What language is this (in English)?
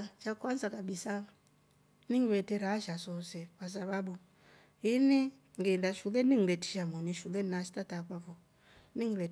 Rombo